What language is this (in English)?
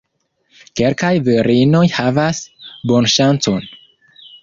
Esperanto